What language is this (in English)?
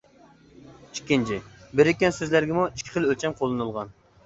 Uyghur